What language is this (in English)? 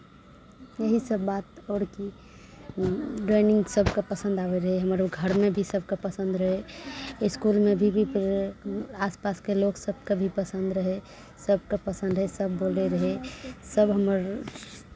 Maithili